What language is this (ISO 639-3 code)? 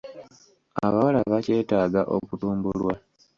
lug